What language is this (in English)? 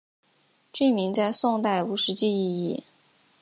Chinese